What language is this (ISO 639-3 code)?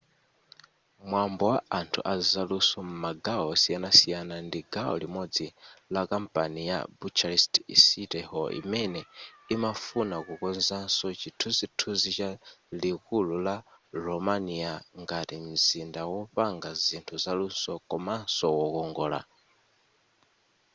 nya